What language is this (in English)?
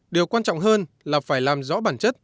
Vietnamese